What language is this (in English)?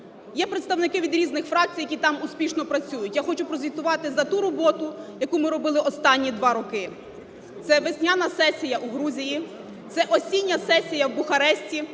Ukrainian